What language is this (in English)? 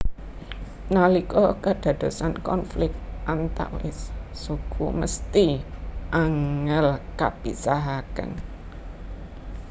Javanese